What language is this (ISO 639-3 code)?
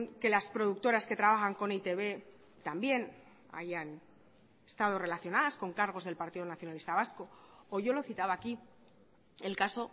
spa